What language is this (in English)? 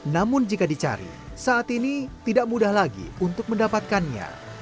Indonesian